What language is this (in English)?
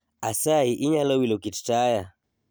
Luo (Kenya and Tanzania)